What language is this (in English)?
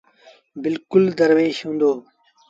Sindhi Bhil